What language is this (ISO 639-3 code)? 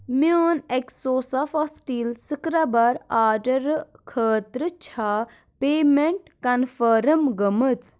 kas